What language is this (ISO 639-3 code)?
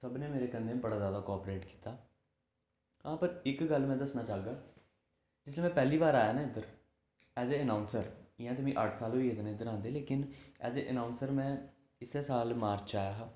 doi